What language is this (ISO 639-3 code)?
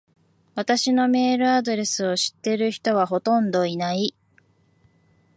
jpn